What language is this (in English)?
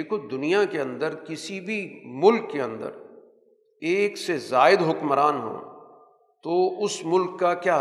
Urdu